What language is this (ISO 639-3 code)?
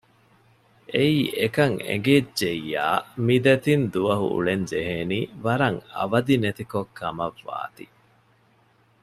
div